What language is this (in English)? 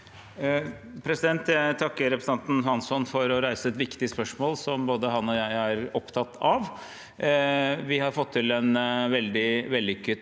Norwegian